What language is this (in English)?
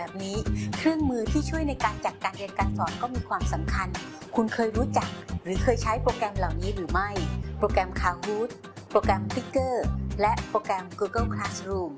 Thai